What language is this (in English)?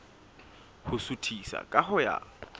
Southern Sotho